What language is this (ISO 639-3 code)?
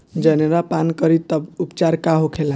bho